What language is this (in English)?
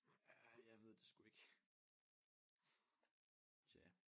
Danish